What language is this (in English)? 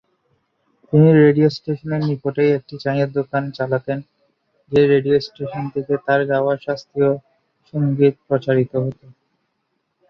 Bangla